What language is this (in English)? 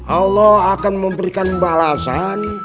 Indonesian